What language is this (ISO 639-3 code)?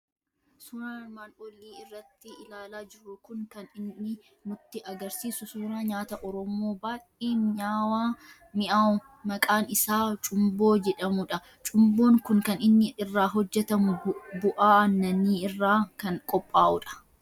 orm